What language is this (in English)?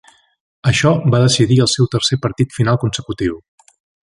Catalan